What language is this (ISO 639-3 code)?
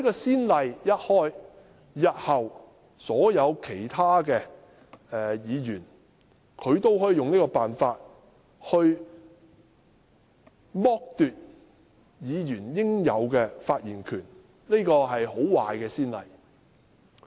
yue